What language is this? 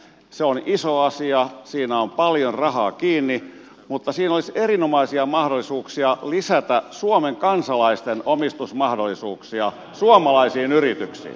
Finnish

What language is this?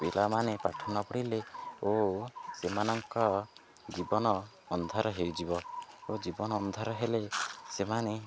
Odia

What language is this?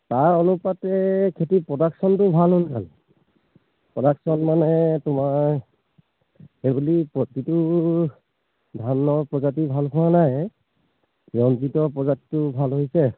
Assamese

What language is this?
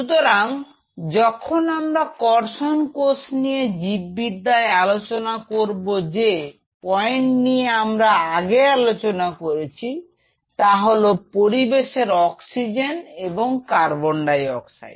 Bangla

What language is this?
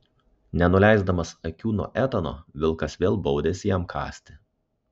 Lithuanian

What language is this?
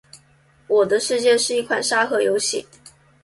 Chinese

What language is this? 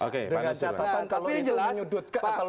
Indonesian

